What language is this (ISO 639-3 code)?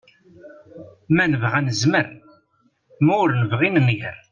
kab